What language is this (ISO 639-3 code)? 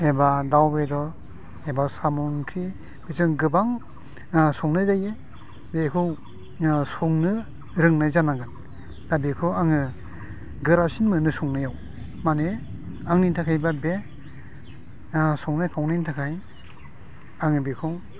brx